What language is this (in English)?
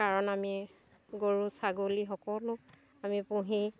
Assamese